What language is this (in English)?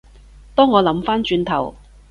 Cantonese